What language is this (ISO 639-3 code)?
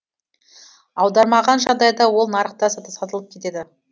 kaz